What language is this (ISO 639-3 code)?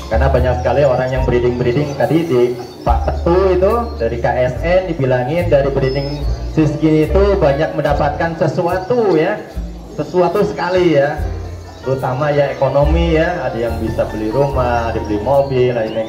ind